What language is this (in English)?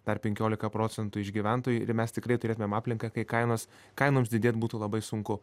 Lithuanian